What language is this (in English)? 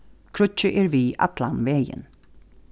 Faroese